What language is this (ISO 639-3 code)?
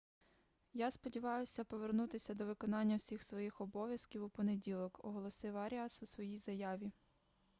ukr